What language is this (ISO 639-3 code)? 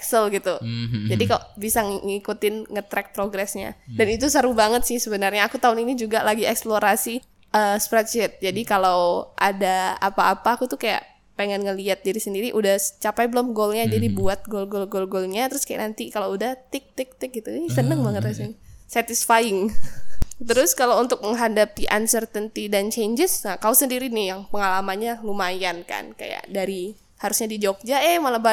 ind